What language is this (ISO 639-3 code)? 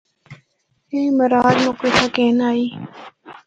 hno